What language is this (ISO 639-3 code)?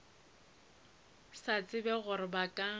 nso